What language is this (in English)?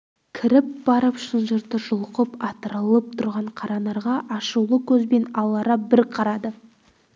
Kazakh